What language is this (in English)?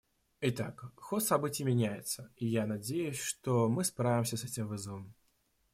Russian